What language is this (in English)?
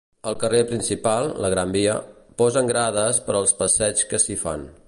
Catalan